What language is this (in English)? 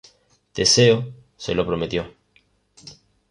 Spanish